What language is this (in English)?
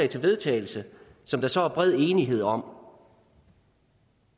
Danish